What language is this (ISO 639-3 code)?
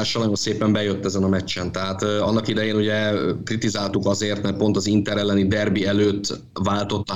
hun